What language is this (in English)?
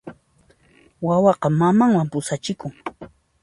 Puno Quechua